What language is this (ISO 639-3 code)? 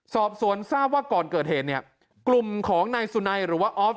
tha